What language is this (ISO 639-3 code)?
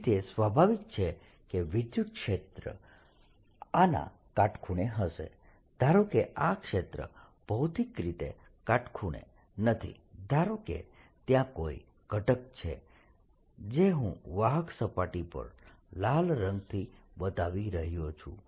guj